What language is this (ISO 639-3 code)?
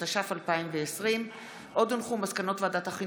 heb